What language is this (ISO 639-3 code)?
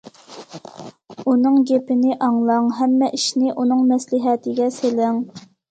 uig